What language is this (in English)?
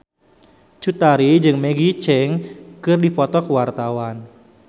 Sundanese